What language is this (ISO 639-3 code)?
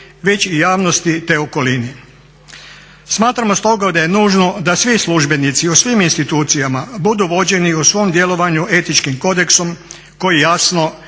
hrv